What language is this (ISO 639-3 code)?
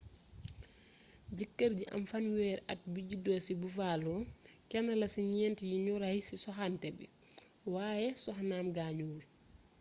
wol